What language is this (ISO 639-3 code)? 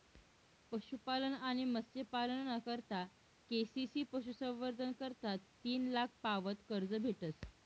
mar